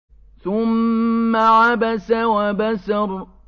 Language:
Arabic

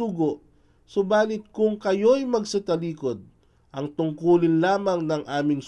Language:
Filipino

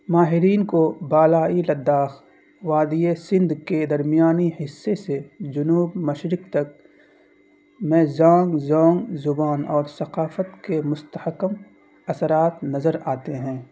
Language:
Urdu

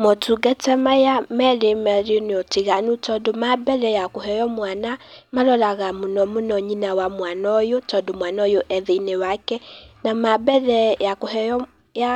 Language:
Kikuyu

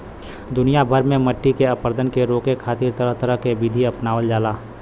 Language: Bhojpuri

